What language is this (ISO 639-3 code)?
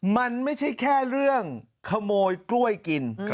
tha